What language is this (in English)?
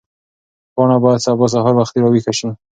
Pashto